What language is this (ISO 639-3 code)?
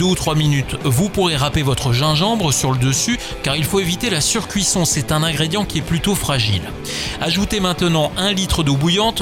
fra